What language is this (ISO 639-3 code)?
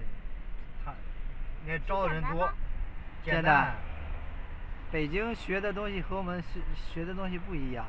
zho